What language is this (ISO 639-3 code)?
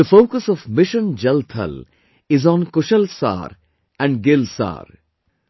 eng